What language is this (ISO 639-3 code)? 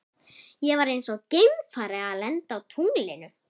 isl